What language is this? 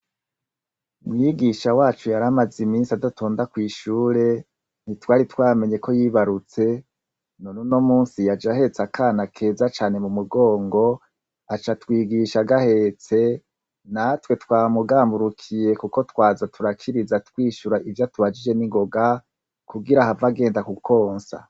Rundi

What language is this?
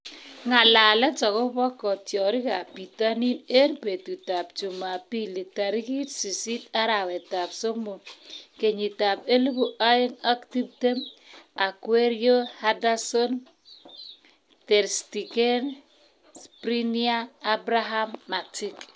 Kalenjin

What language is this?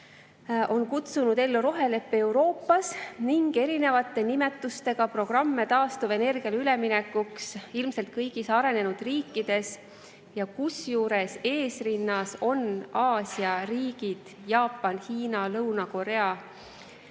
Estonian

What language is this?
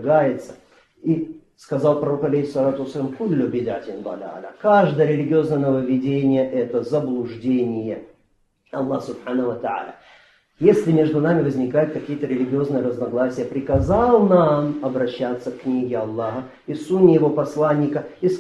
Russian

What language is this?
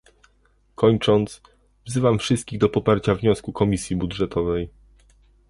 Polish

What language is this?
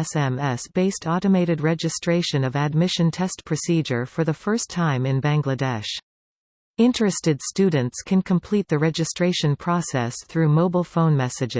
English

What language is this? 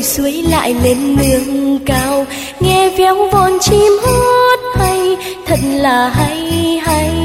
Vietnamese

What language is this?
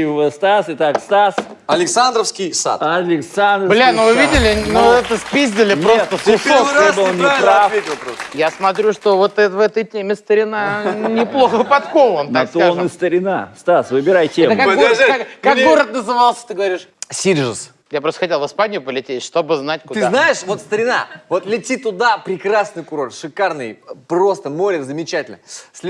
Russian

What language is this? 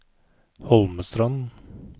Norwegian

